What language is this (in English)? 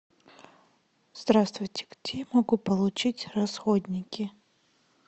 Russian